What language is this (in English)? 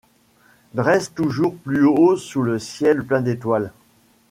French